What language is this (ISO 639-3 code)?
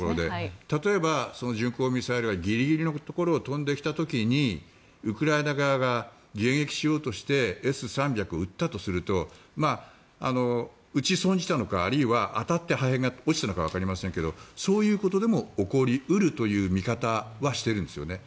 jpn